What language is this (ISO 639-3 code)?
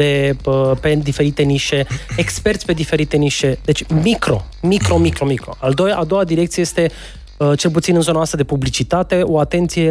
ron